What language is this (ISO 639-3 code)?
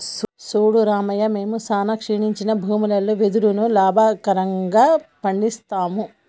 tel